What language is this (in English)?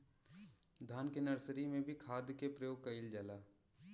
Bhojpuri